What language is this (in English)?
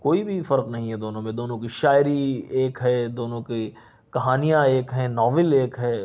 Urdu